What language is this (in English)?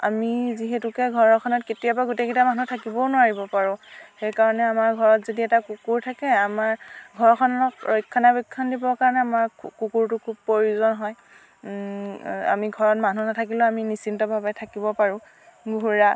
Assamese